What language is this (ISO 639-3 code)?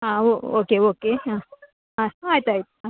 kan